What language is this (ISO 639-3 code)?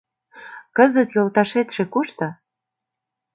chm